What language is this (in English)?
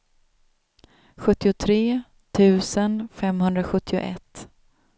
Swedish